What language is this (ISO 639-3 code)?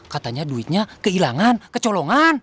ind